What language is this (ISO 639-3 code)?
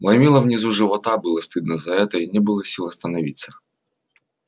rus